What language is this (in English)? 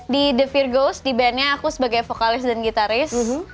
Indonesian